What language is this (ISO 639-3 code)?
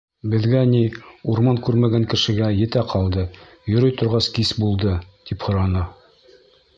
bak